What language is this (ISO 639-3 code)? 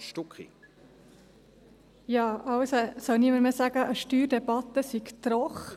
gsw